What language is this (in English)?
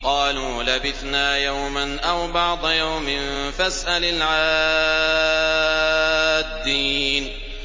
Arabic